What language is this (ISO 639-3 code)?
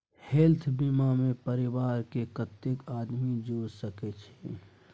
mai